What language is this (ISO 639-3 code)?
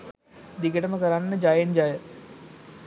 sin